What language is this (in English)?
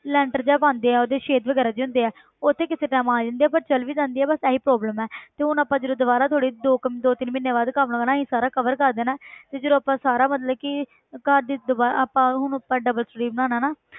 Punjabi